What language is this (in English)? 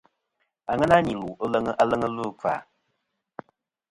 Kom